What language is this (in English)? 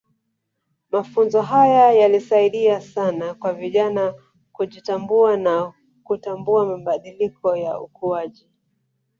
Swahili